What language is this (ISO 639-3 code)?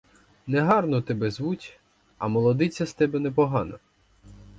ukr